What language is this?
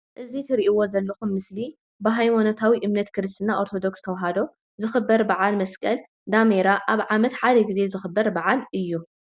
Tigrinya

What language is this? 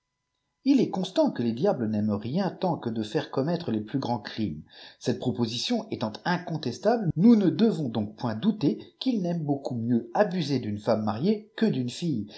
French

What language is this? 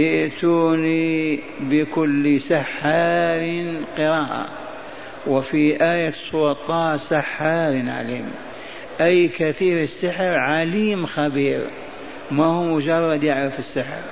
Arabic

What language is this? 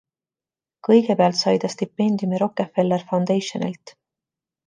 Estonian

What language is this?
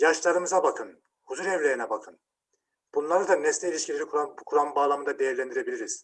Turkish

